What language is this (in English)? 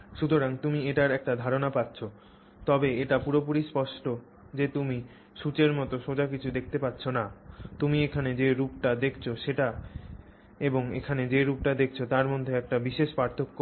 Bangla